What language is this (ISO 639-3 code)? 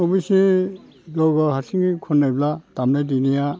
brx